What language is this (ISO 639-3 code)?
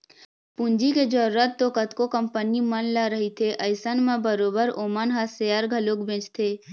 hne